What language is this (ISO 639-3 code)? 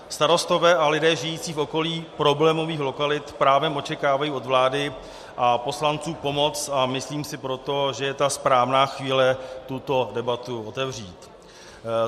ces